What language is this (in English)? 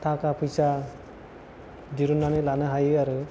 Bodo